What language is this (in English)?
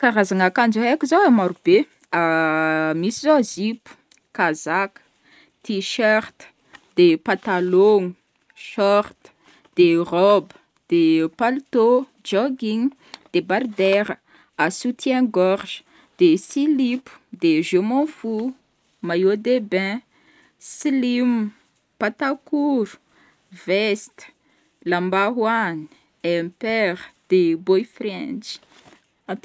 Northern Betsimisaraka Malagasy